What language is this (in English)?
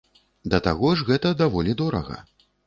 Belarusian